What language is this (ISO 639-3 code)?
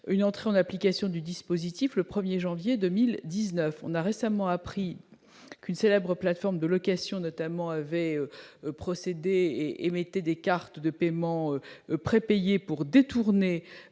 fra